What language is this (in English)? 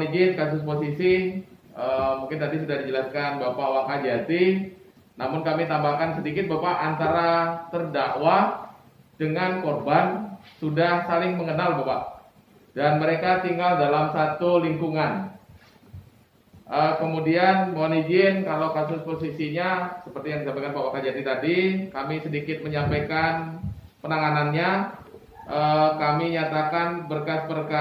Indonesian